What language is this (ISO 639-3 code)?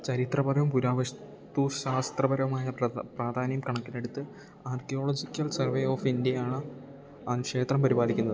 mal